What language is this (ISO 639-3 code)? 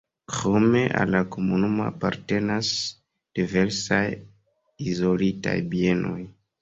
epo